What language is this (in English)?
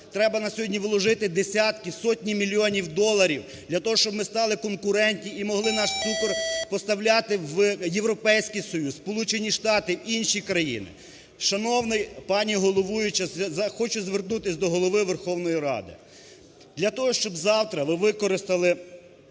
Ukrainian